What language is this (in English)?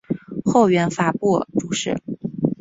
Chinese